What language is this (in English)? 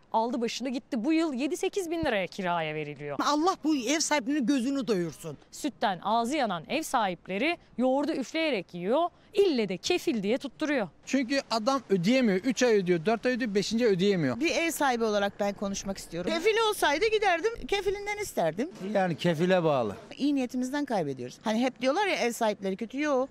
Turkish